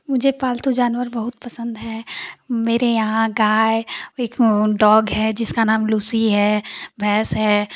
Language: Hindi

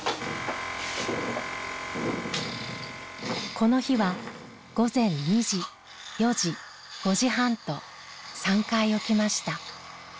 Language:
Japanese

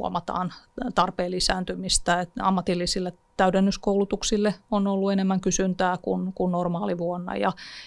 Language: Finnish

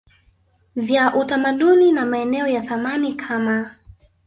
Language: Swahili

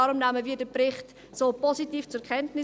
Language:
Swiss German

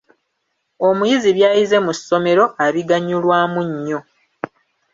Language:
Ganda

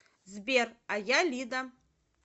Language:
Russian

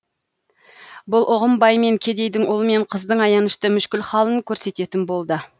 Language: Kazakh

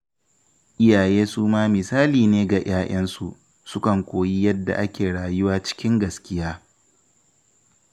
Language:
Hausa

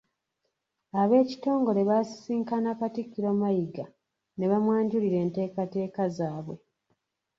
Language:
Ganda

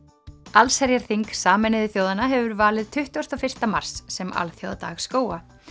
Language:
Icelandic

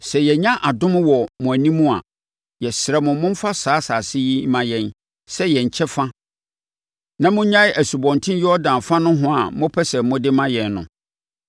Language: Akan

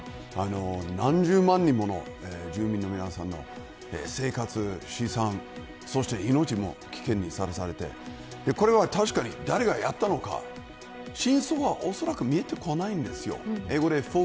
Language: Japanese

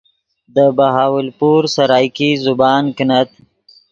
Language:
Yidgha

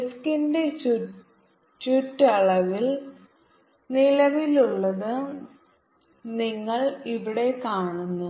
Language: Malayalam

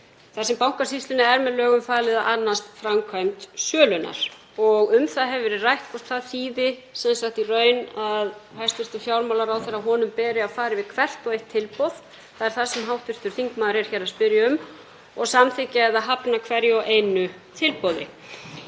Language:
Icelandic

